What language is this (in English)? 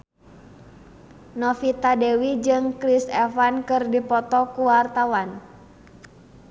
Sundanese